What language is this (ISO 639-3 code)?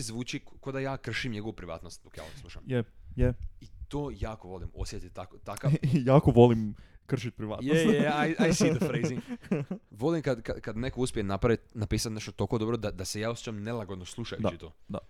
hrv